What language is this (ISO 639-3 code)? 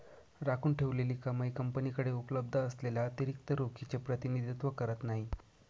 mar